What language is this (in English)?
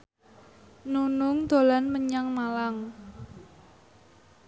Javanese